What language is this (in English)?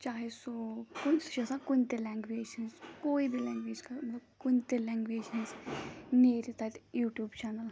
Kashmiri